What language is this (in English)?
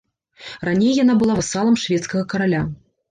Belarusian